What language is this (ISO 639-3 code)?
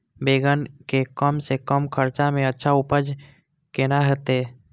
mai